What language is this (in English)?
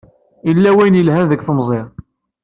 Kabyle